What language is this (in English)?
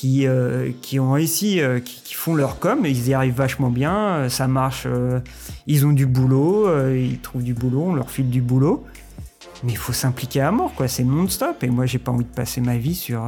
French